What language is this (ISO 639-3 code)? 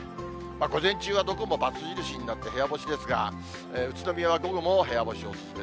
jpn